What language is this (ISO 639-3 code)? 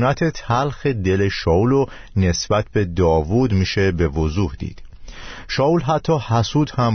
fas